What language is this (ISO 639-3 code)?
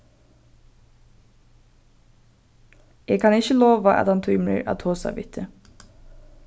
fao